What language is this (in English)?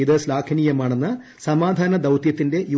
Malayalam